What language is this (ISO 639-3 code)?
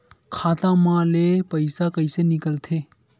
hne